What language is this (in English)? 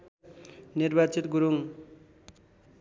Nepali